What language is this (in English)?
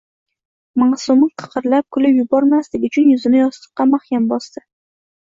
Uzbek